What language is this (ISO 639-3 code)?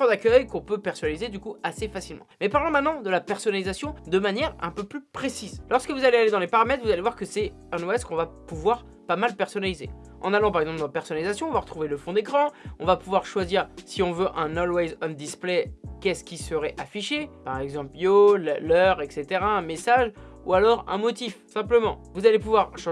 fra